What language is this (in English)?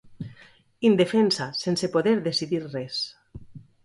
Catalan